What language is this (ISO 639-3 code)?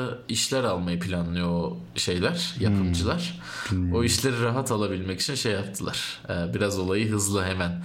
tur